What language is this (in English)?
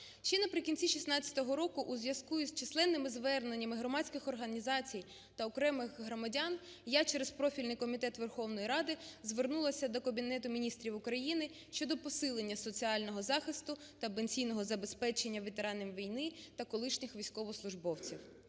Ukrainian